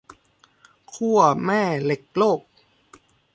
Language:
Thai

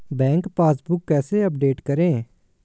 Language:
Hindi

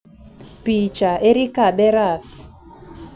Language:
Luo (Kenya and Tanzania)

